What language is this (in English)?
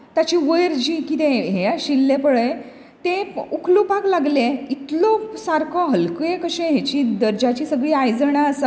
Konkani